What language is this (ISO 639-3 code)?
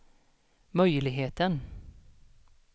swe